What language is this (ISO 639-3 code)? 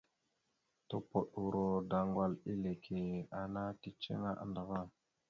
mxu